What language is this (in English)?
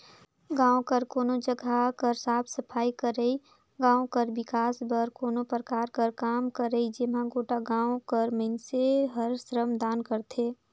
Chhattisgarhi